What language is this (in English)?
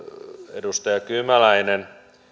Finnish